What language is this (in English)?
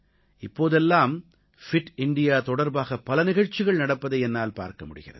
Tamil